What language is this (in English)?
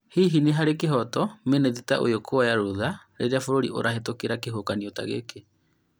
Kikuyu